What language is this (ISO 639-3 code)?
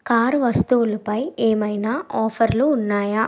tel